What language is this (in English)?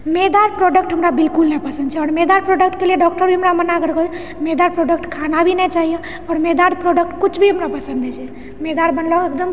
Maithili